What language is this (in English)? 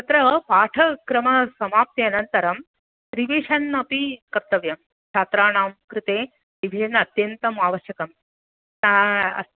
Sanskrit